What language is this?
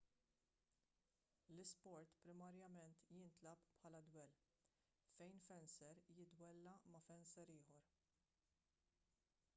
Maltese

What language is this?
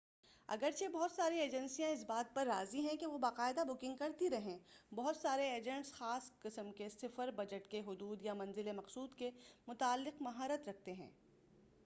Urdu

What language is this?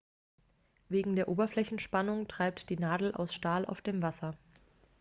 German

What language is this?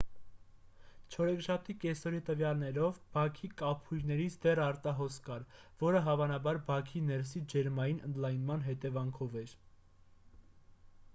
Armenian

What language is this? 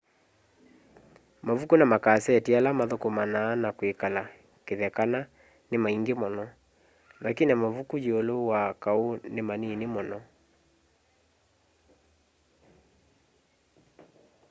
Kamba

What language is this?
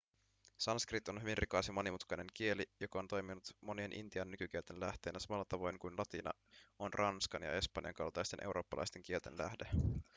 Finnish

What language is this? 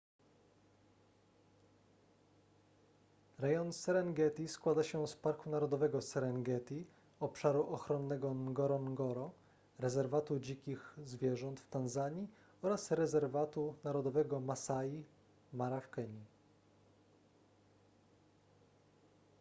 Polish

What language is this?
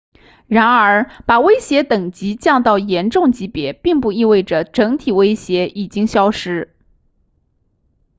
Chinese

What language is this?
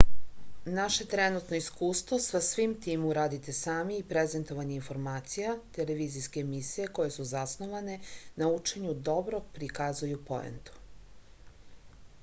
Serbian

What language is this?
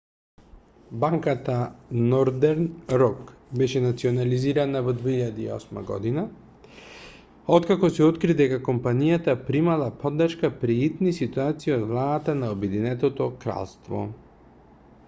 Macedonian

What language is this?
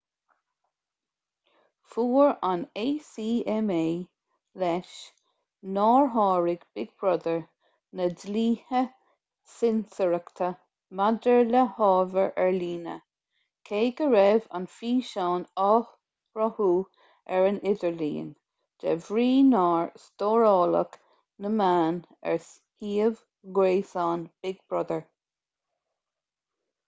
Irish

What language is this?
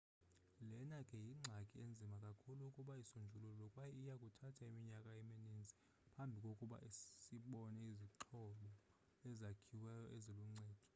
Xhosa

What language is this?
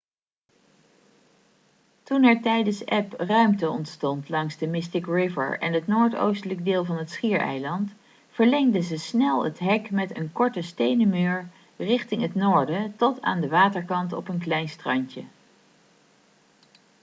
Dutch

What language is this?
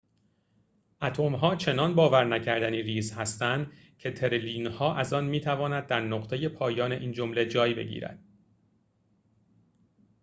Persian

